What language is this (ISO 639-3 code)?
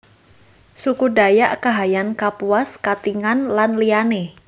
jav